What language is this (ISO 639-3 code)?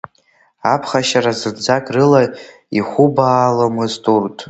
abk